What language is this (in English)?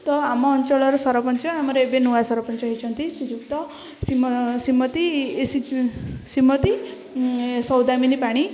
Odia